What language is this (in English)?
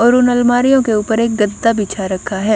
Hindi